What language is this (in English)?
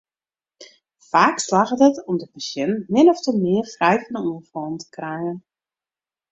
Western Frisian